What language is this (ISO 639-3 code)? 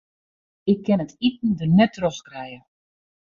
fry